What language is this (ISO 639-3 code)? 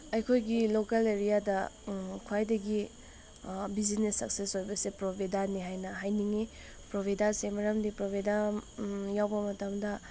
mni